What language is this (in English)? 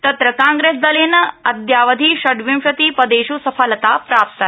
Sanskrit